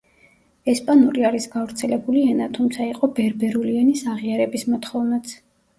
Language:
Georgian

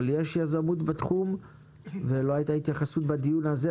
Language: Hebrew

